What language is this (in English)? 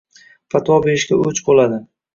Uzbek